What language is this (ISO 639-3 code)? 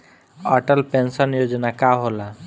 bho